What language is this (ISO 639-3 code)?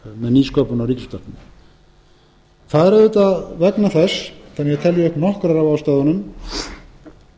isl